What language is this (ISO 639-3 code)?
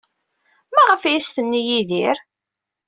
kab